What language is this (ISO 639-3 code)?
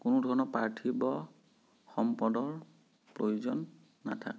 asm